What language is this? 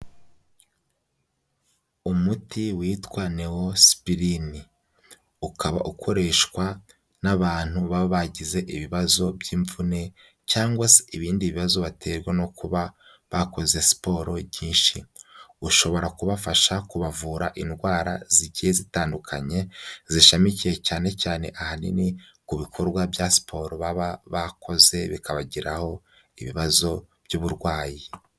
Kinyarwanda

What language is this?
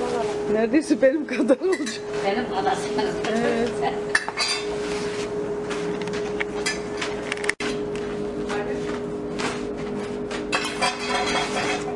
Turkish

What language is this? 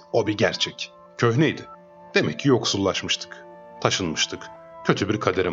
Turkish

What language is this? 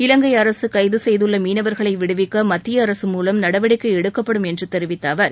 Tamil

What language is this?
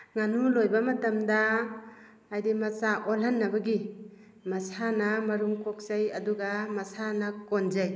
Manipuri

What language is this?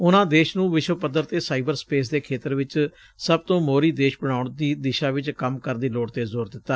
Punjabi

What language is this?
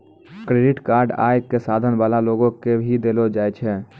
Maithili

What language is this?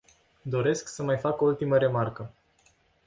Romanian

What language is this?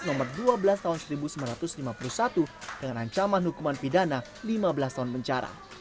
Indonesian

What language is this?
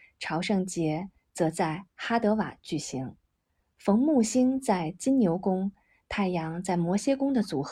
Chinese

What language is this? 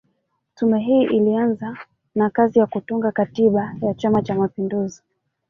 Swahili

